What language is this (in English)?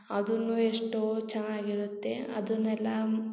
Kannada